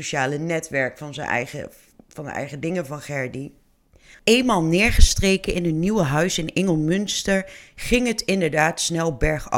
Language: Dutch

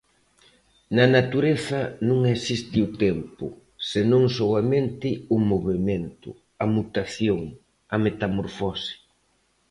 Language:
Galician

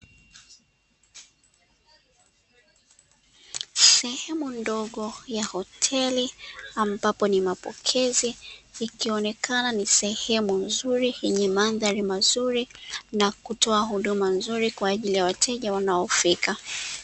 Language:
Swahili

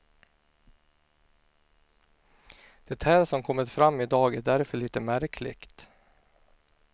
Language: Swedish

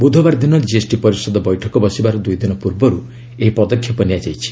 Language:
Odia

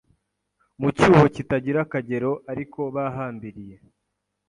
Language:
Kinyarwanda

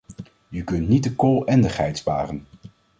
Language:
Dutch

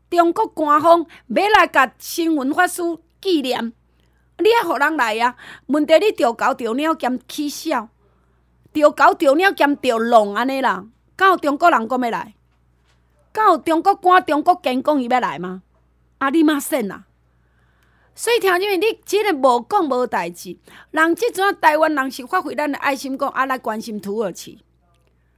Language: Chinese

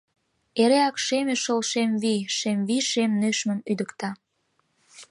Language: Mari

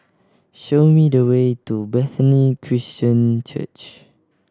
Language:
English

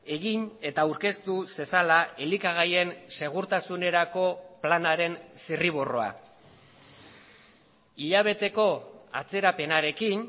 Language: Basque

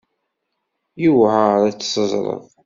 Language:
Kabyle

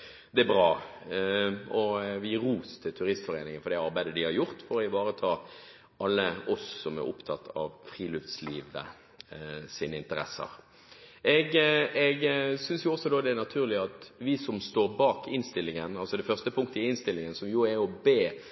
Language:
Norwegian Bokmål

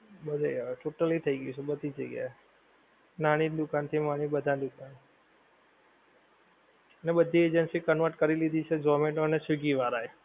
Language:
Gujarati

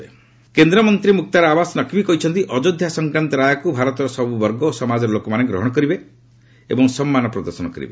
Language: Odia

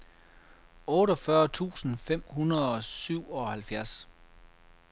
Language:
Danish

